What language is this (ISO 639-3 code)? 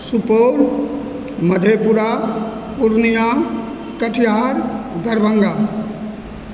mai